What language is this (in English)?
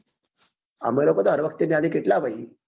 Gujarati